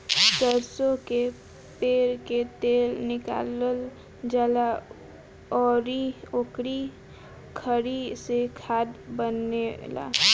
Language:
Bhojpuri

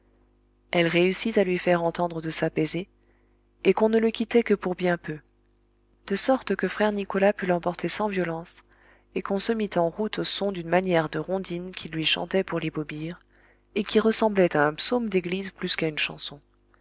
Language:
French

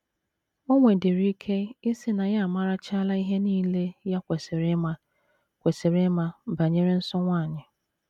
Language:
Igbo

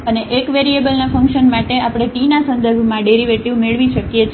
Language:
Gujarati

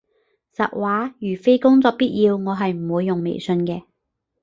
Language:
Cantonese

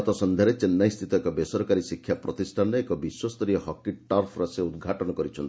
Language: Odia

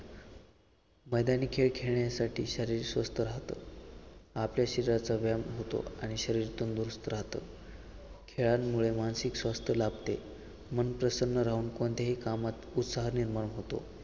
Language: Marathi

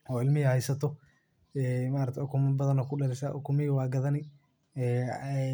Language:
Somali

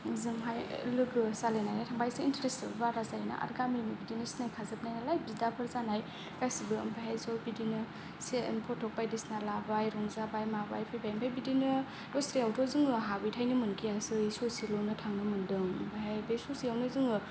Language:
Bodo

